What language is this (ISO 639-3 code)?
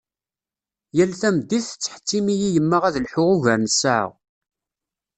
kab